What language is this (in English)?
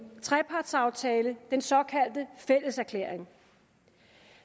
Danish